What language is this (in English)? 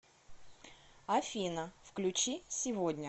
Russian